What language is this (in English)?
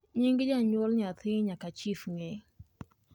Luo (Kenya and Tanzania)